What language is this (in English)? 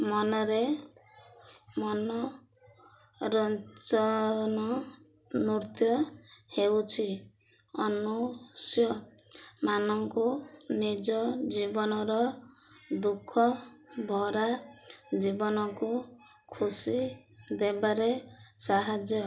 Odia